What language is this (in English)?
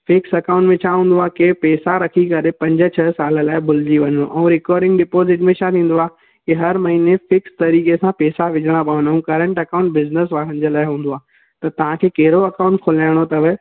Sindhi